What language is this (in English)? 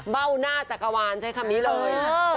Thai